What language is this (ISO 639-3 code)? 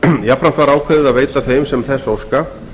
isl